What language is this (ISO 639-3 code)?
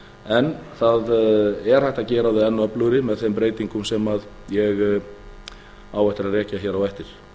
isl